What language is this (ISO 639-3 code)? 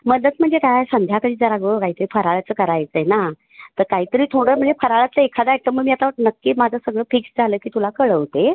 mar